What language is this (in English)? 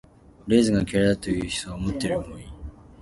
Japanese